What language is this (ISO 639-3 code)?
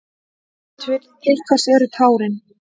isl